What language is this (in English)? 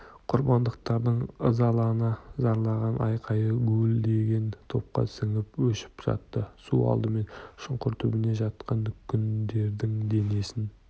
Kazakh